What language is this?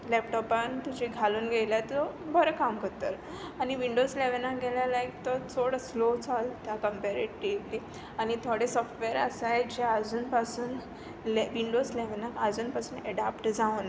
Konkani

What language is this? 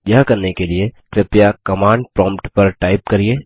Hindi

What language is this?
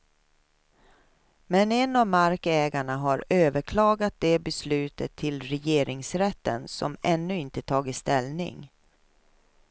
Swedish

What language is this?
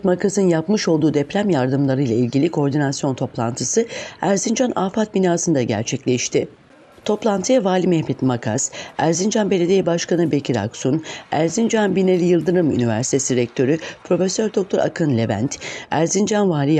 Turkish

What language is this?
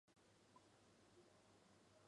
Chinese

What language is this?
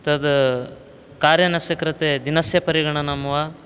Sanskrit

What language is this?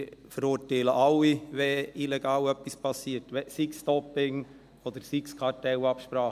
Swiss German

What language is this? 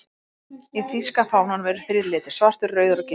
Icelandic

